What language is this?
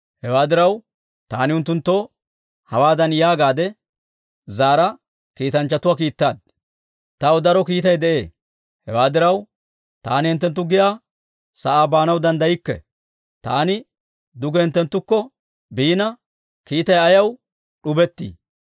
Dawro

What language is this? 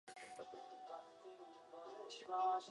Uzbek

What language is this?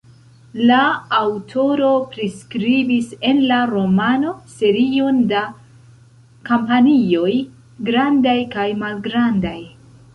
Esperanto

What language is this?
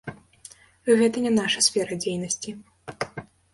Belarusian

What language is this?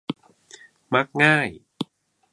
Thai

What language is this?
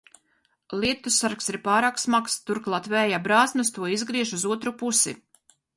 Latvian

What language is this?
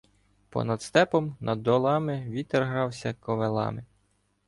Ukrainian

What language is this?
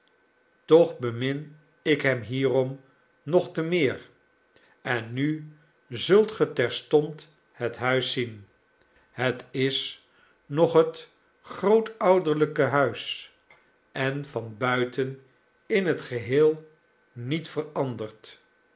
Dutch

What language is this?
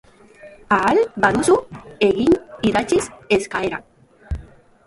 Basque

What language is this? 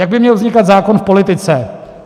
Czech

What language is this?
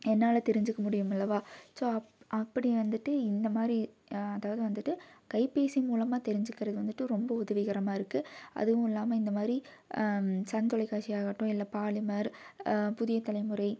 Tamil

